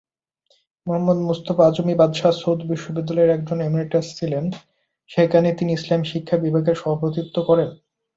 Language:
Bangla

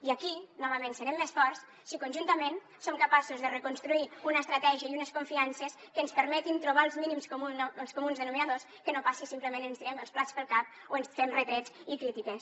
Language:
Catalan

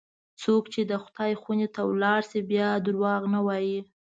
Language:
Pashto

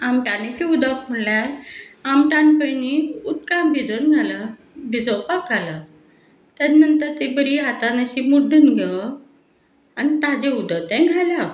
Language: Konkani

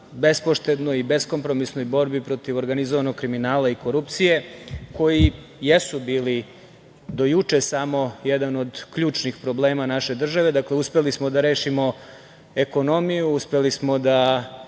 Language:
Serbian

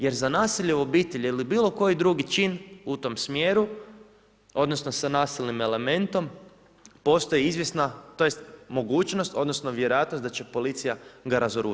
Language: Croatian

